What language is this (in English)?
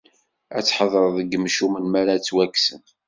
Kabyle